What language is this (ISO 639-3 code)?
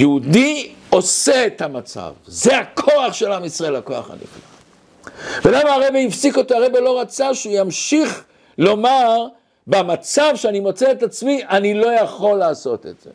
heb